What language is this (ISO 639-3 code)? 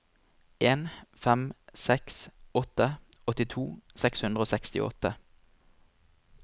nor